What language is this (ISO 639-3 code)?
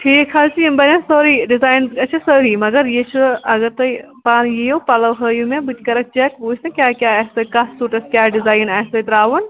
kas